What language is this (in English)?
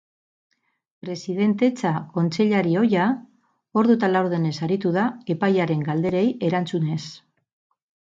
Basque